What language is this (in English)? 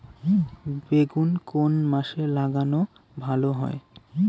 Bangla